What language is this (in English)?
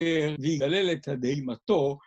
Hebrew